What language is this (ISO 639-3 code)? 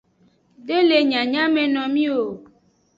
ajg